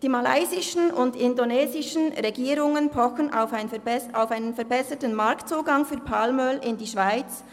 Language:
Swiss German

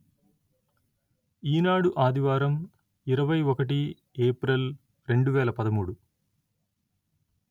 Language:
Telugu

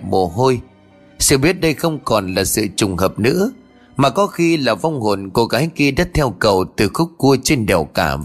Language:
Vietnamese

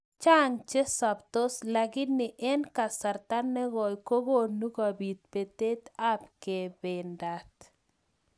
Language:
Kalenjin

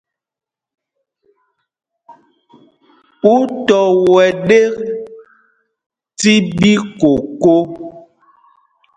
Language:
Mpumpong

